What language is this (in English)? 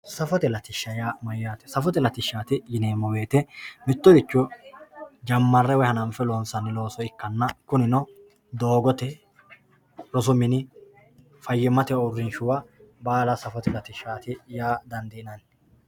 Sidamo